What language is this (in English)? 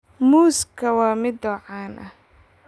Somali